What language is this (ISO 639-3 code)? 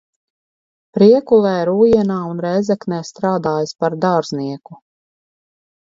lav